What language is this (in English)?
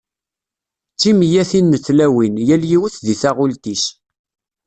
Kabyle